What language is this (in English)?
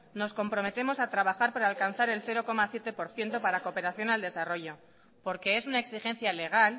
Spanish